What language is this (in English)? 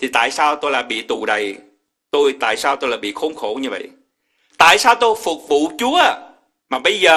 Vietnamese